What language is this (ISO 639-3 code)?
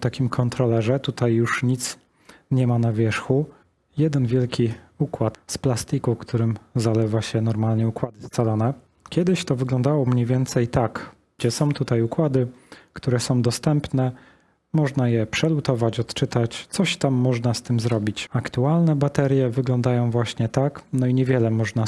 pol